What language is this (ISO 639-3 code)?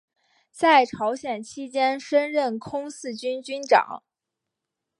zho